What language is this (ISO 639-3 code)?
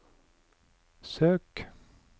nor